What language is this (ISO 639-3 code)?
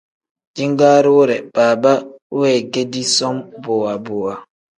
kdh